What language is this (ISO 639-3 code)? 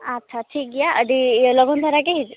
sat